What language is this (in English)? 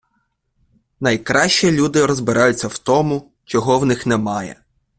Ukrainian